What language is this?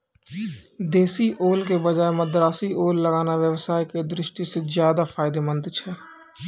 Maithili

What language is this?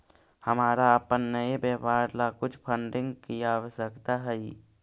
Magahi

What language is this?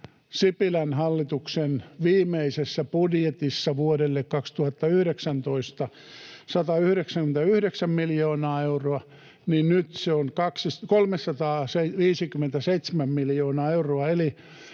Finnish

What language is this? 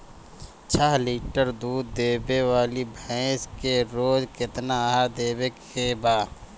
Bhojpuri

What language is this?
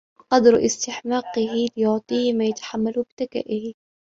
Arabic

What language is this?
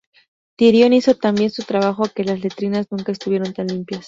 Spanish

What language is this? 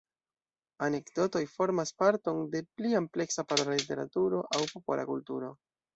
Esperanto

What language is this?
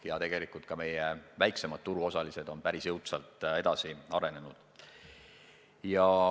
Estonian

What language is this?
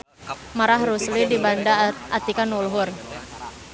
Sundanese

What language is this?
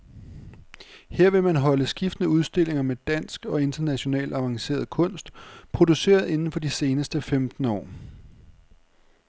Danish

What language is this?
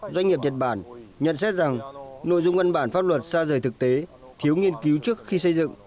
Vietnamese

